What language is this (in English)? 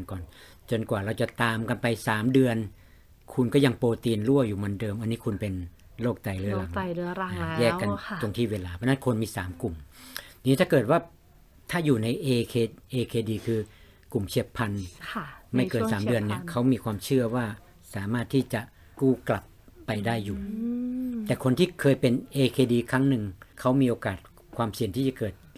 Thai